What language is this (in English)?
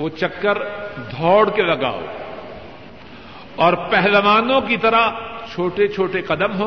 Urdu